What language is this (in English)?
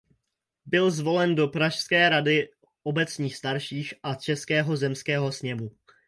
Czech